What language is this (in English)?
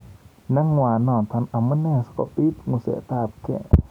Kalenjin